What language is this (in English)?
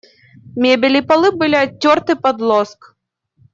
Russian